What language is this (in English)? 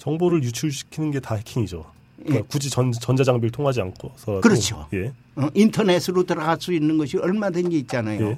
Korean